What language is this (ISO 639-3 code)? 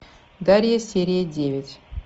rus